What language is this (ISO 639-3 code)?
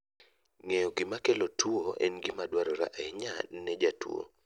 luo